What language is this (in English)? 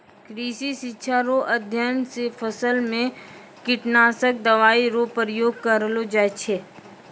Maithili